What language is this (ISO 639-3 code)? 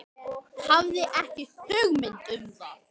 isl